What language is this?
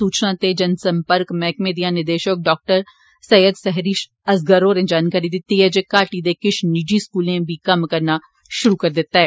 Dogri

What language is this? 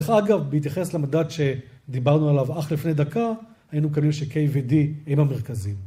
Hebrew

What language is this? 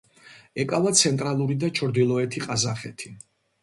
Georgian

